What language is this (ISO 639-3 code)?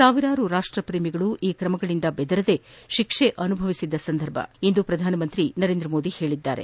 kan